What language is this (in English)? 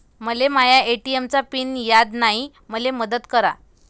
Marathi